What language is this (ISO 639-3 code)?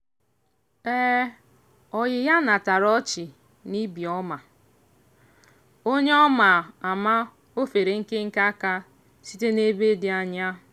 ibo